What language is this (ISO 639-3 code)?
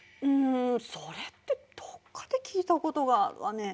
jpn